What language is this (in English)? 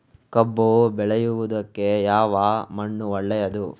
Kannada